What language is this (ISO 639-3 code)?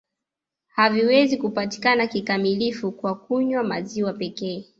swa